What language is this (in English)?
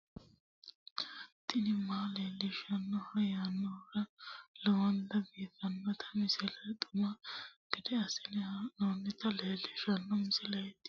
Sidamo